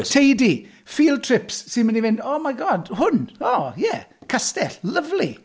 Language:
Welsh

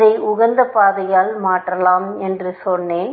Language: Tamil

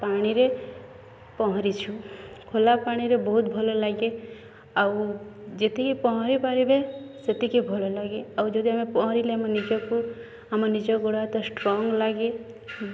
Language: Odia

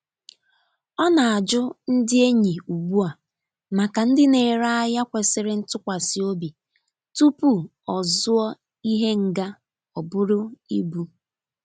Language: Igbo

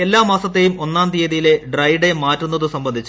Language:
Malayalam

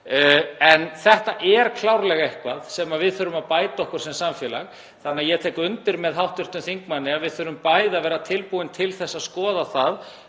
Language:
Icelandic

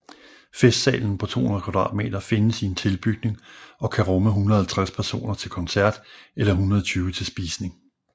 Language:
Danish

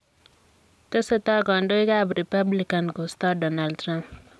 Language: Kalenjin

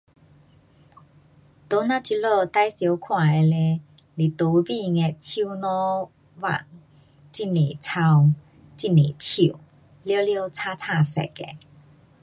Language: Pu-Xian Chinese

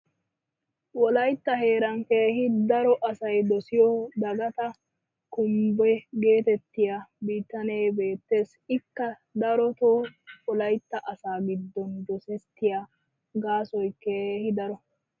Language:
Wolaytta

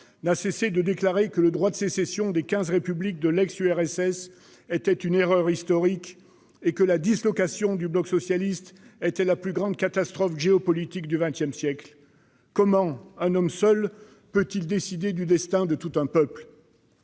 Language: French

